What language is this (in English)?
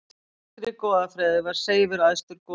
Icelandic